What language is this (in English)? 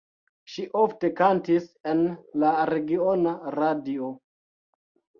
Esperanto